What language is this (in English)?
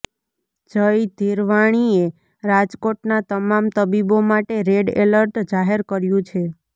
Gujarati